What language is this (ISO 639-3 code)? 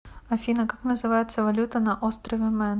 rus